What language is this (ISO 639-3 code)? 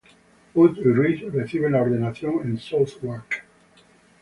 spa